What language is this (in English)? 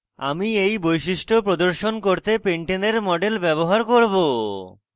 Bangla